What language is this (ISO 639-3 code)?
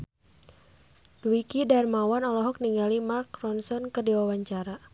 sun